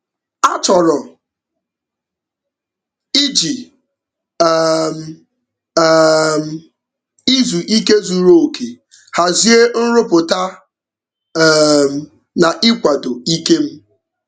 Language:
Igbo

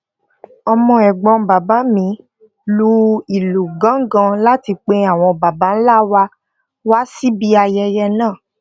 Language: Yoruba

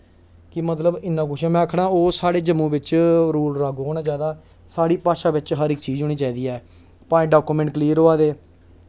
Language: Dogri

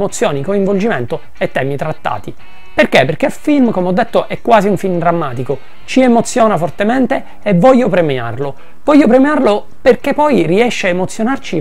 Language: Italian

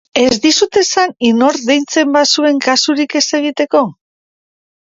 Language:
Basque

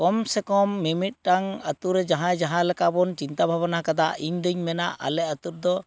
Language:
Santali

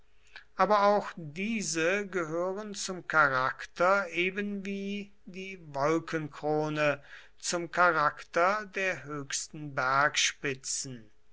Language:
German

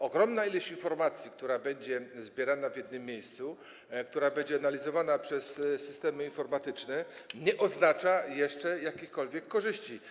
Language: Polish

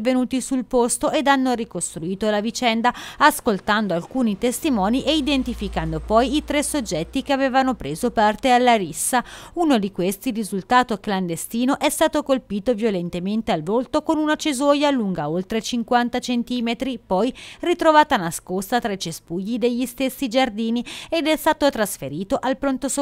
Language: Italian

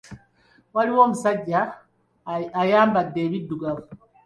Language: Ganda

